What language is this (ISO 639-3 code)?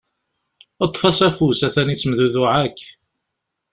kab